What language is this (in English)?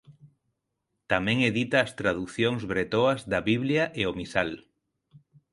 Galician